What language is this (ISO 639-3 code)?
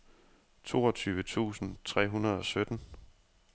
dan